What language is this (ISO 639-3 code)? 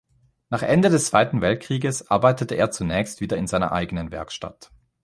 deu